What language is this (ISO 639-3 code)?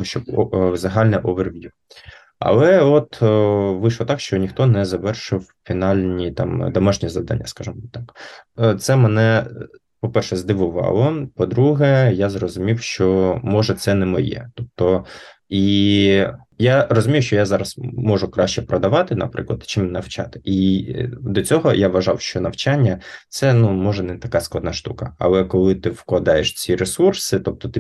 ukr